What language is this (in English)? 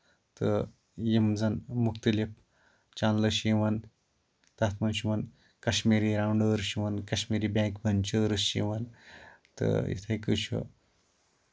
Kashmiri